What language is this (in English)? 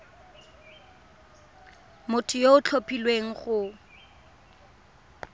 Tswana